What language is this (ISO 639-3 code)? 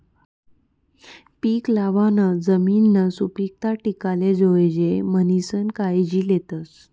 mar